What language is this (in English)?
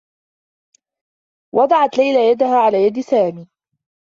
Arabic